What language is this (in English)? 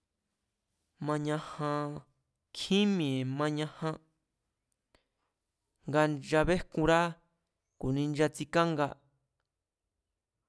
Mazatlán Mazatec